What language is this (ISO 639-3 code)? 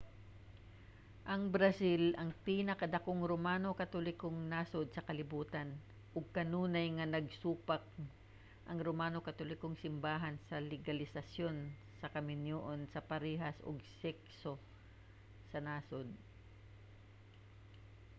ceb